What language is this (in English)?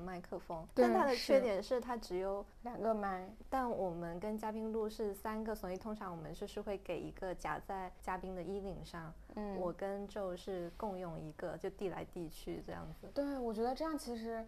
Chinese